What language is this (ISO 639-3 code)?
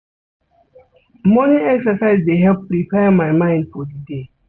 pcm